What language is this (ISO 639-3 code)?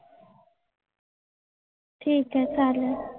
mar